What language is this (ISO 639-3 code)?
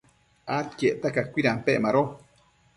mcf